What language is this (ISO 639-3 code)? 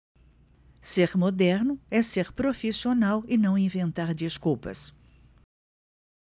por